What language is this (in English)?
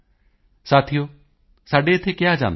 Punjabi